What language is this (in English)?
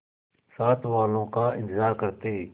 Hindi